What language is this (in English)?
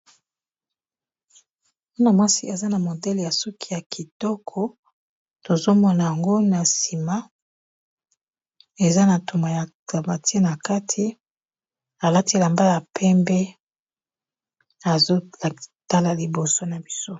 Lingala